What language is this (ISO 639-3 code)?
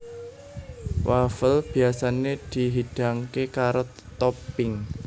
jav